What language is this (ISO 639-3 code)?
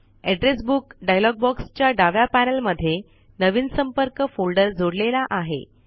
mar